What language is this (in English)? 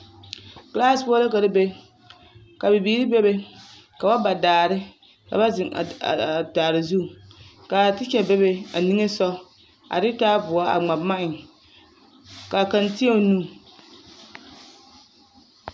Southern Dagaare